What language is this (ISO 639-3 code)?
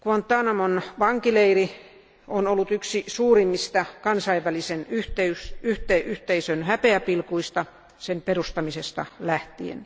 fin